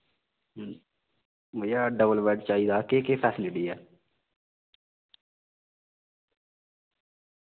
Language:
Dogri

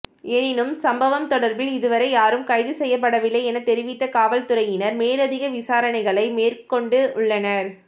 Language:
Tamil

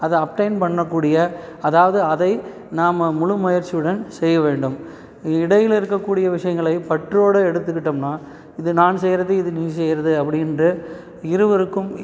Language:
Tamil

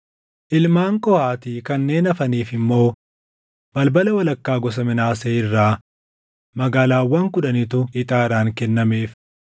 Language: Oromo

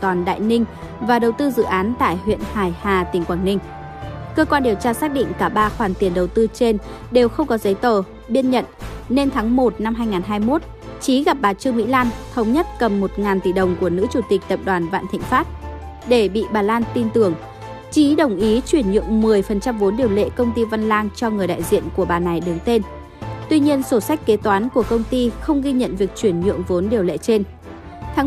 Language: Vietnamese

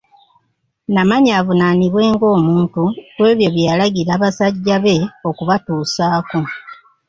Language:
Ganda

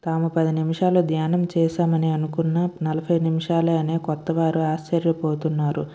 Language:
Telugu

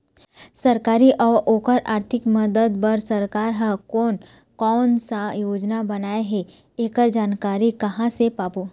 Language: Chhattisgarhi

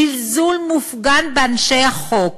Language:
Hebrew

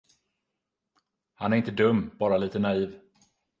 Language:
Swedish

